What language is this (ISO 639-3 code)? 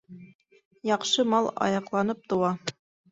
bak